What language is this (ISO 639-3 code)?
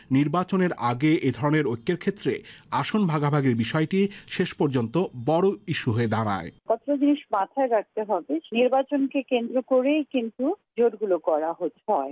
ben